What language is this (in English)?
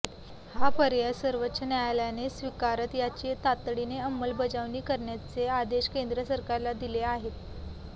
Marathi